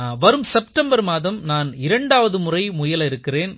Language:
Tamil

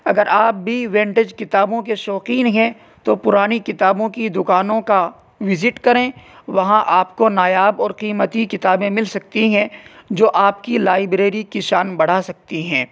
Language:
Urdu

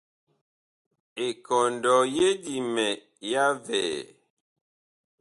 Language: Bakoko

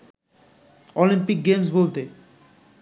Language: Bangla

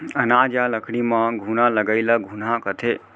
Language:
Chhattisgarhi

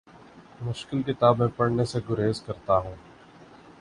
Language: Urdu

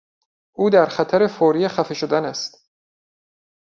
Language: Persian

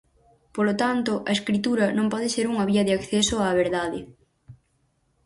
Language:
Galician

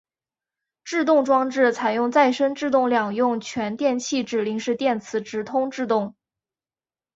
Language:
Chinese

